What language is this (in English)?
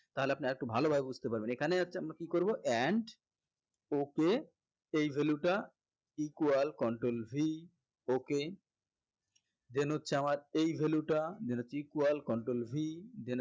Bangla